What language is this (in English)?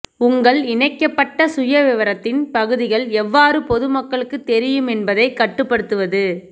Tamil